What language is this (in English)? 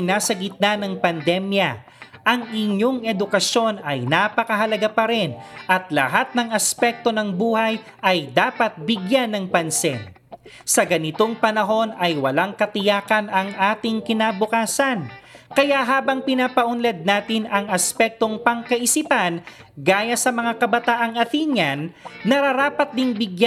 Filipino